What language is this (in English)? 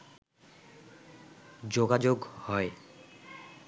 Bangla